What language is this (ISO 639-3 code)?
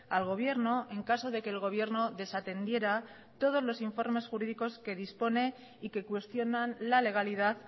spa